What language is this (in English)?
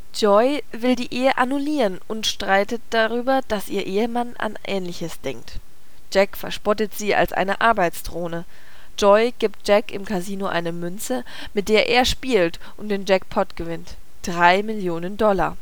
German